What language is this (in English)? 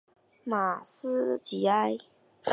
Chinese